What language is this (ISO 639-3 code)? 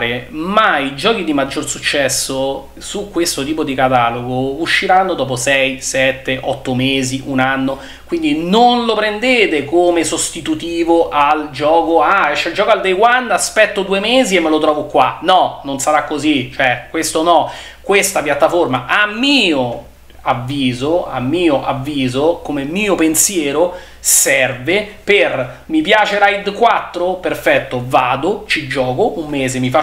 ita